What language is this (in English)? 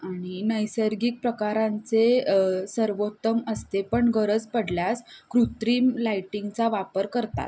Marathi